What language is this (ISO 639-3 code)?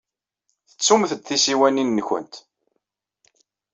kab